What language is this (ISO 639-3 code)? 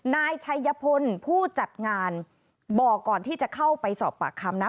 tha